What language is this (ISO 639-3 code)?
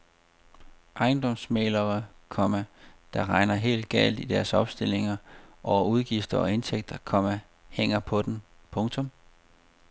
dan